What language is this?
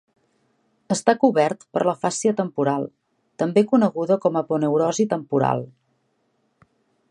Catalan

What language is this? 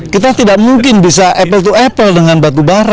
Indonesian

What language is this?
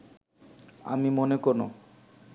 Bangla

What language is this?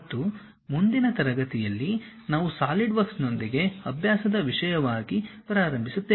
Kannada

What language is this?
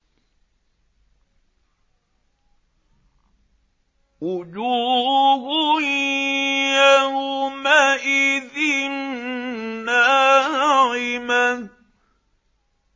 Arabic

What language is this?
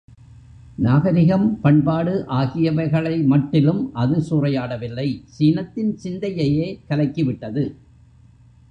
Tamil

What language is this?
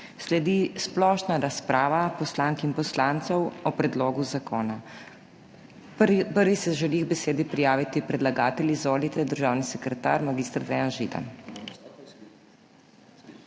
Slovenian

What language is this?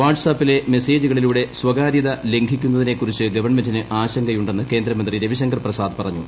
Malayalam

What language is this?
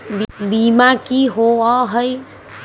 Magahi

